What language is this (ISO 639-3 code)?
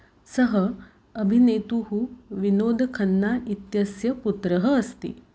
san